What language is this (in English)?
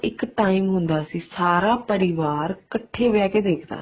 Punjabi